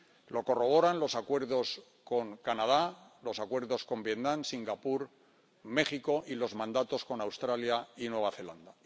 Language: Spanish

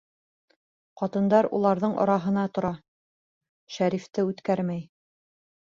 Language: Bashkir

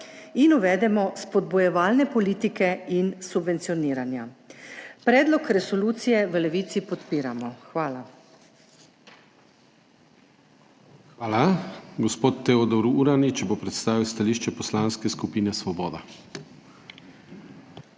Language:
Slovenian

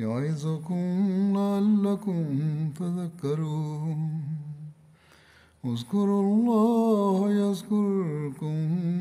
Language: Swahili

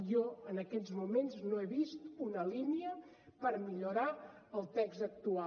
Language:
Catalan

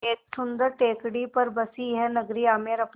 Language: Hindi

